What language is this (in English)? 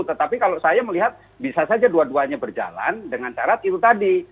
Indonesian